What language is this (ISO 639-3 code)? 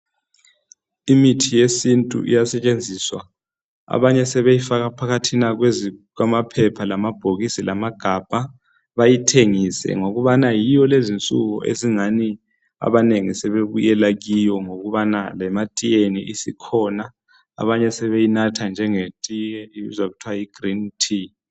nde